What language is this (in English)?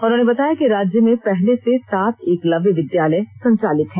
Hindi